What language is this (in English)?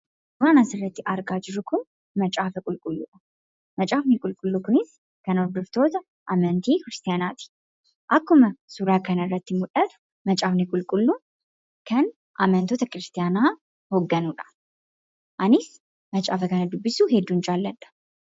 Oromo